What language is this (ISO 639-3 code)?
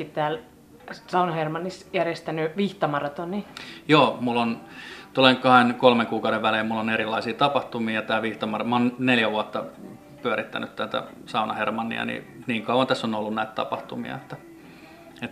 fin